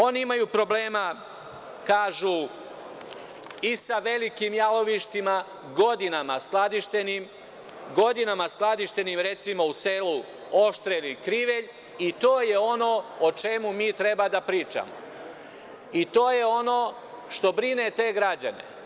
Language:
Serbian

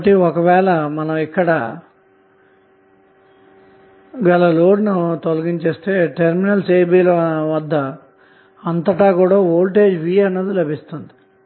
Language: Telugu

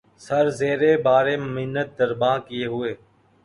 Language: Urdu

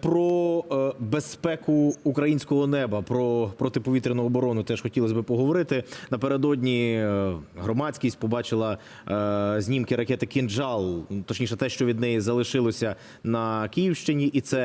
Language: Ukrainian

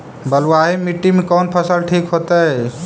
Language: Magahi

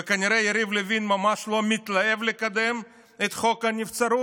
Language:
Hebrew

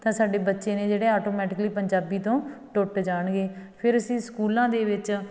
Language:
Punjabi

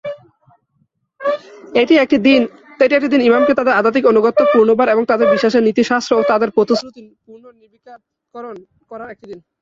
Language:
Bangla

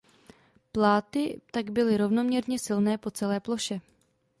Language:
Czech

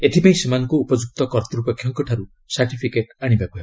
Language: Odia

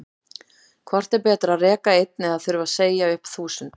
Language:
Icelandic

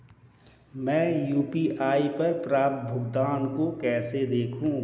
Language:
Hindi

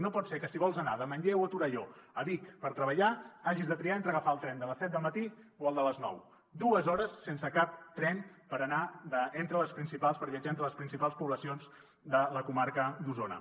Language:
Catalan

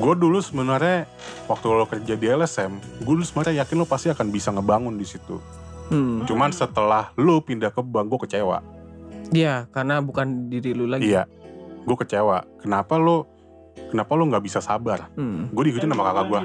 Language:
Indonesian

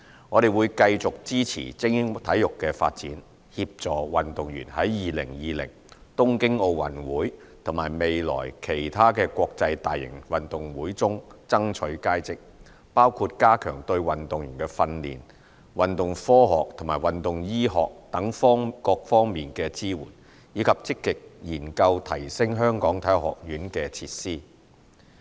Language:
Cantonese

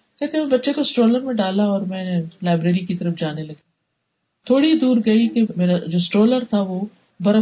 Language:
Urdu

